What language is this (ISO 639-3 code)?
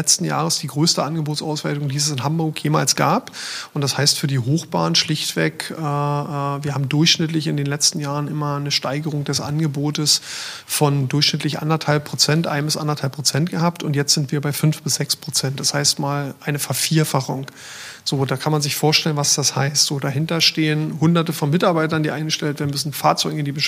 deu